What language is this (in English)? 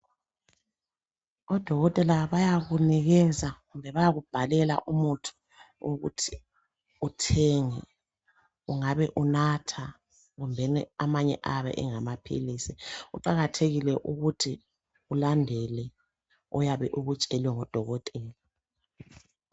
North Ndebele